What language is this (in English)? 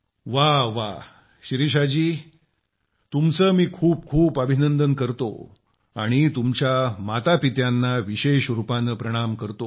Marathi